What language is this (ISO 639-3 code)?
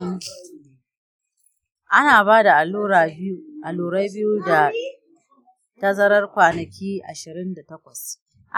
hau